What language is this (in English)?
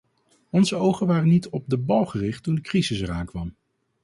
Dutch